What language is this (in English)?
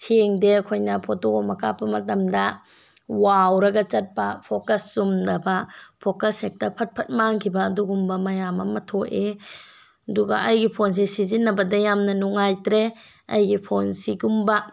Manipuri